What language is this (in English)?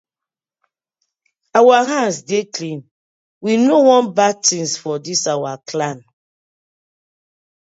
Nigerian Pidgin